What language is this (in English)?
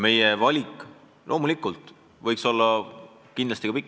Estonian